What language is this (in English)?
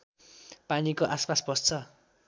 Nepali